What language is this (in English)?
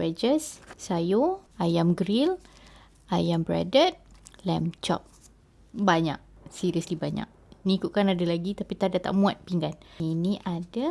Malay